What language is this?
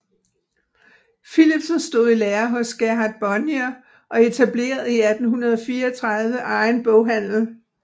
Danish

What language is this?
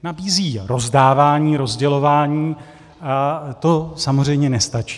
Czech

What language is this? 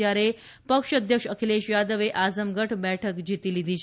Gujarati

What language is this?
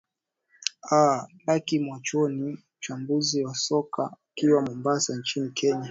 Swahili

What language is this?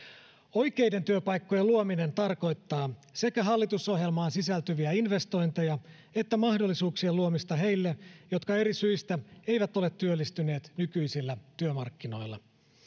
Finnish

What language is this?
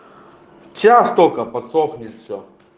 Russian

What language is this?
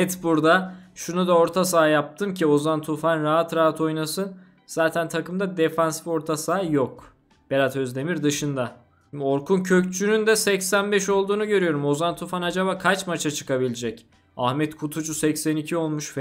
Turkish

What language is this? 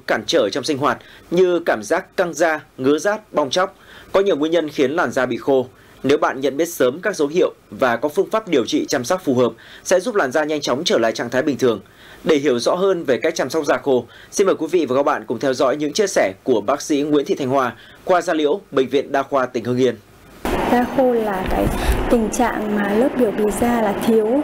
Vietnamese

